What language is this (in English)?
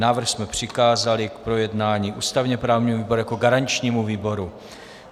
Czech